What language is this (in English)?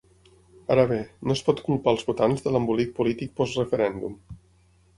Catalan